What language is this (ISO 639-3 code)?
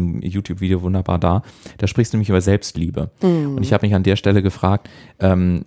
deu